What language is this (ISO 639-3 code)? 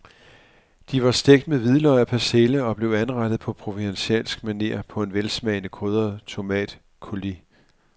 dan